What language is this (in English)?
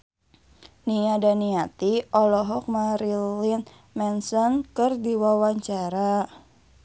Sundanese